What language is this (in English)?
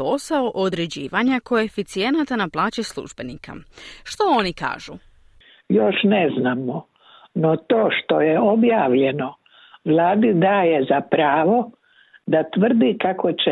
Croatian